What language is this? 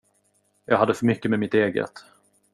Swedish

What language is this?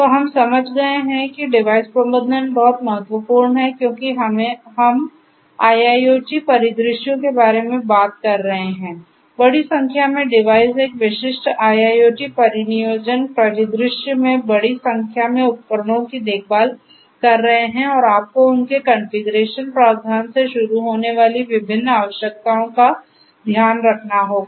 Hindi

